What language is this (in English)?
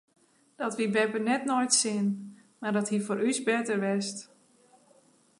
Western Frisian